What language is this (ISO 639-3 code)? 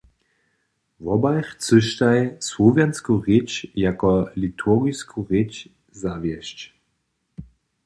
hsb